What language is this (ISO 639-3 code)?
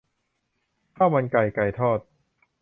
tha